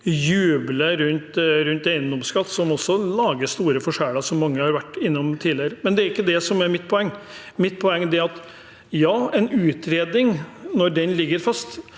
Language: Norwegian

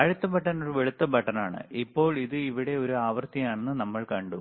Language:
Malayalam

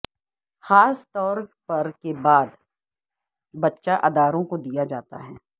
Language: Urdu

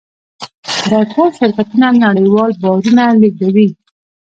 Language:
Pashto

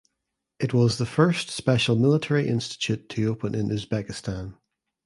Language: English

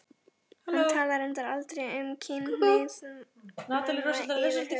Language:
Icelandic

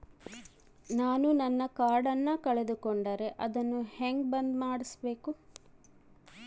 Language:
Kannada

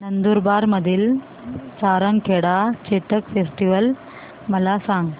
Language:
Marathi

